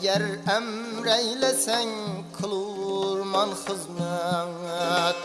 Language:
Uzbek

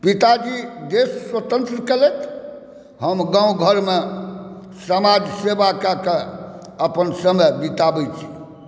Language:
Maithili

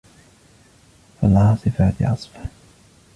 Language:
Arabic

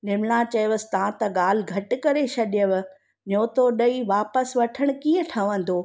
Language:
Sindhi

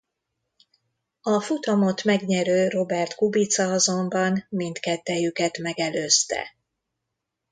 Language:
Hungarian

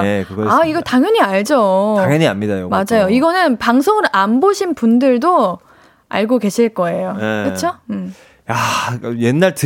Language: Korean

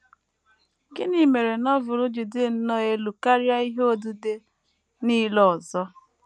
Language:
Igbo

